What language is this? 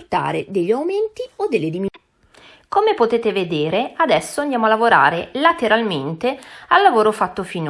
Italian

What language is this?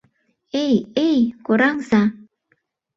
Mari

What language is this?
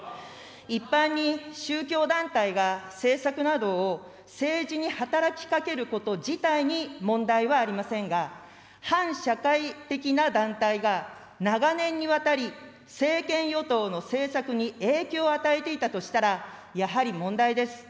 Japanese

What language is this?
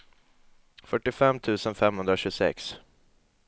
Swedish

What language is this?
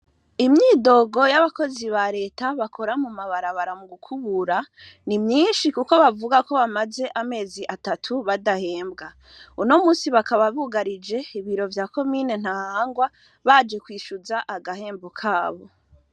Rundi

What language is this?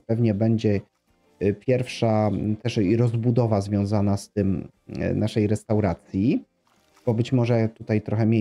Polish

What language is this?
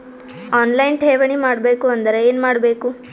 Kannada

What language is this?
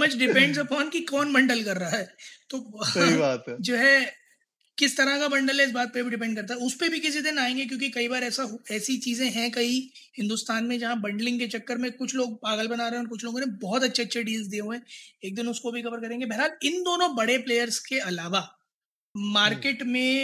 Hindi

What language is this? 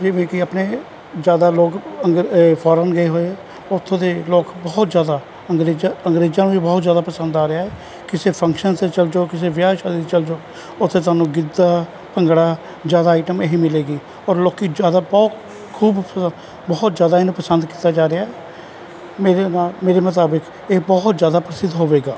Punjabi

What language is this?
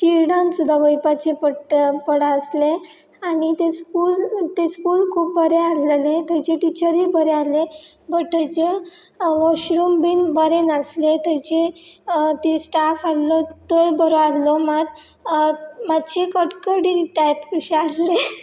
Konkani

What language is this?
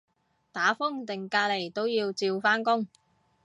Cantonese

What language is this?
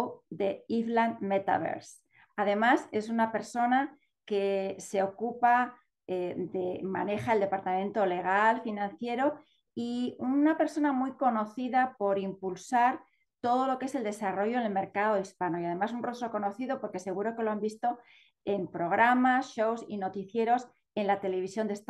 Spanish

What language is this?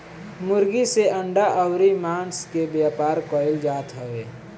Bhojpuri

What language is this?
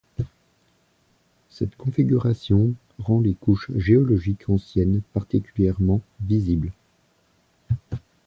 French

